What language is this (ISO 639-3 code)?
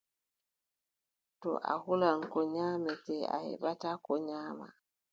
fub